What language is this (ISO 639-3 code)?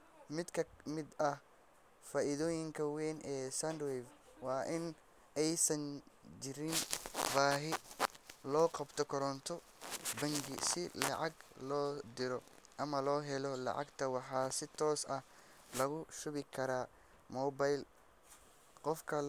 som